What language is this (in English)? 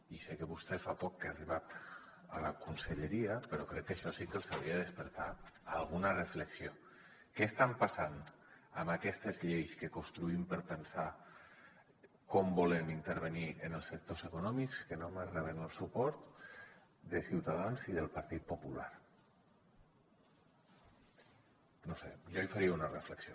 Catalan